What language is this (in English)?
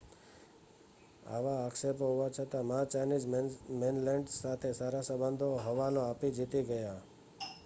Gujarati